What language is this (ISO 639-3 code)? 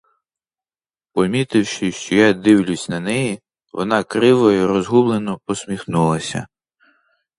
ukr